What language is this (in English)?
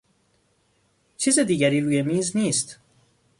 Persian